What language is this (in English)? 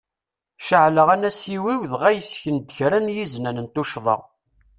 Kabyle